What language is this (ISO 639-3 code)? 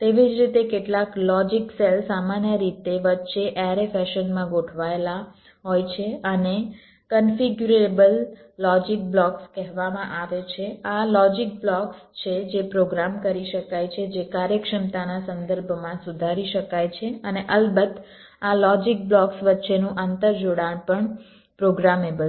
guj